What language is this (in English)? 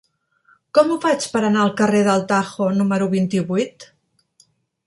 Catalan